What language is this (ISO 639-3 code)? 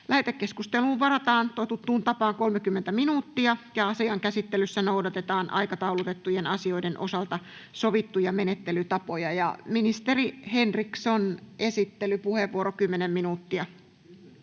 fin